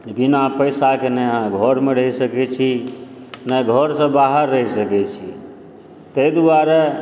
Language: Maithili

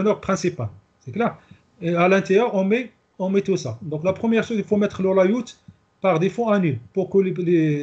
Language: French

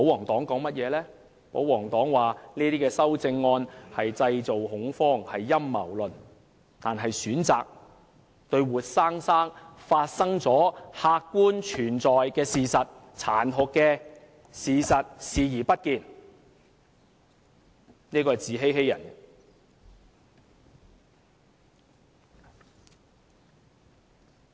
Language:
Cantonese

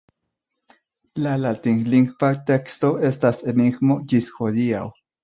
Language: Esperanto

